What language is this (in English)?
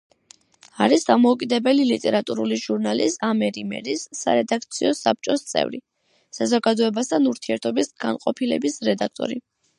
Georgian